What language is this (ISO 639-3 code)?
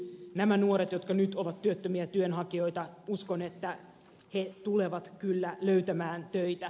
fin